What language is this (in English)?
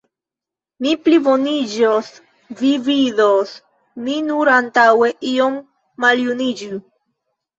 Esperanto